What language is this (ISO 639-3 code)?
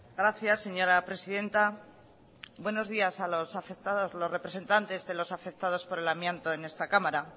spa